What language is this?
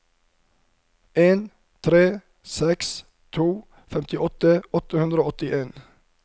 Norwegian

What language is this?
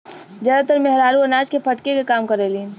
Bhojpuri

